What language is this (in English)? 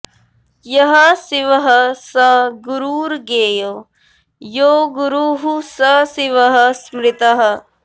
Sanskrit